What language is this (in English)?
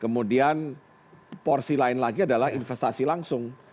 Indonesian